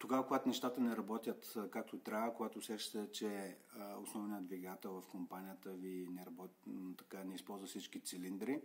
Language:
Bulgarian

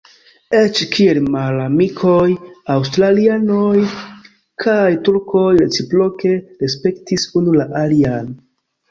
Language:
Esperanto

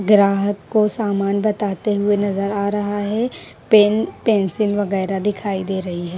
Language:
Hindi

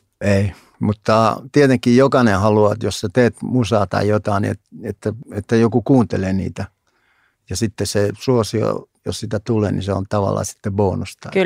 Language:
Finnish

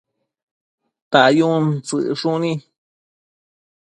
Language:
Matsés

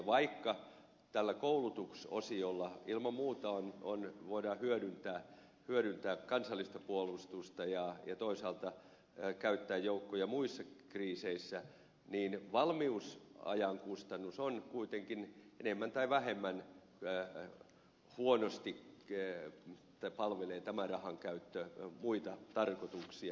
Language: Finnish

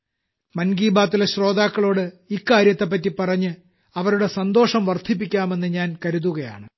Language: Malayalam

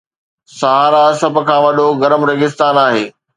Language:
Sindhi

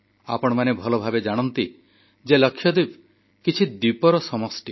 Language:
Odia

